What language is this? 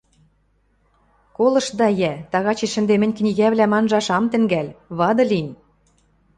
Western Mari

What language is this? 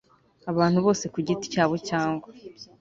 Kinyarwanda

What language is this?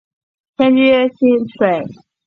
Chinese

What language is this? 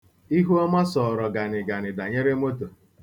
Igbo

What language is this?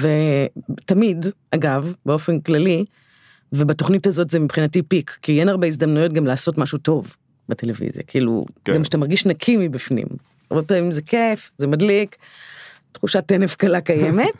Hebrew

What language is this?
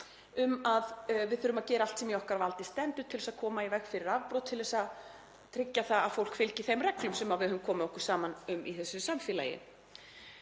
Icelandic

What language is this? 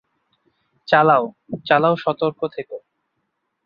Bangla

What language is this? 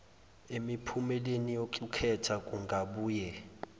Zulu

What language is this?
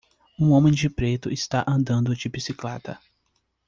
Portuguese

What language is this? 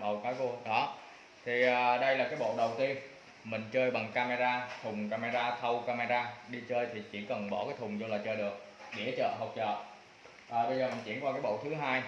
Vietnamese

